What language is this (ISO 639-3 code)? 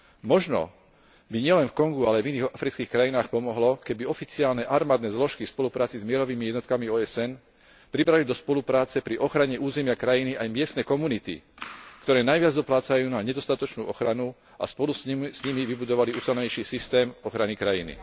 slk